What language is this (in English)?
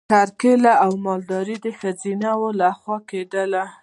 Pashto